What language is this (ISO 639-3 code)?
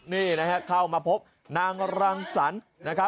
tha